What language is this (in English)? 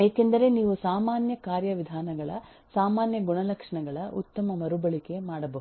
Kannada